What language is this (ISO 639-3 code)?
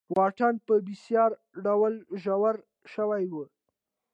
pus